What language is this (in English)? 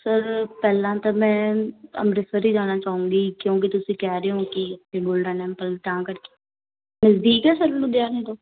Punjabi